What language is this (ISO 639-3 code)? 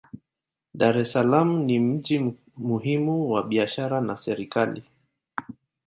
swa